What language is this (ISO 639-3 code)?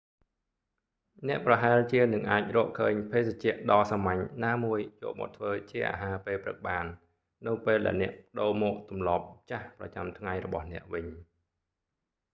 khm